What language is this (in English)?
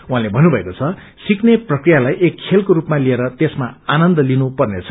Nepali